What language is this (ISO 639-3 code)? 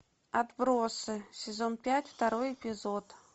rus